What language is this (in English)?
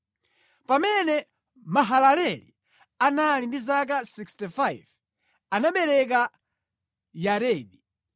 Nyanja